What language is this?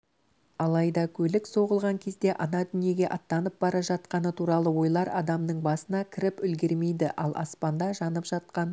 Kazakh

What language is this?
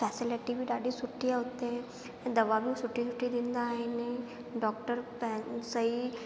Sindhi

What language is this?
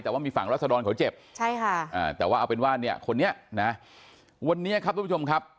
Thai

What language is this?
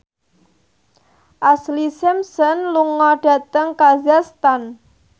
Javanese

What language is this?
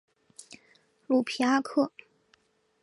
Chinese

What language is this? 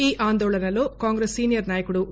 Telugu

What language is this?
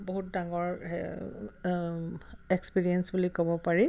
Assamese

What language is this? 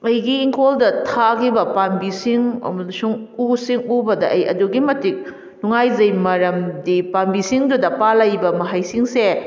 Manipuri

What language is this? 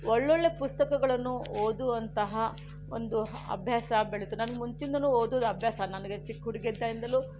Kannada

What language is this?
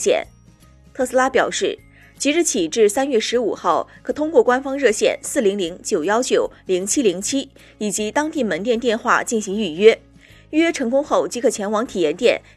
Chinese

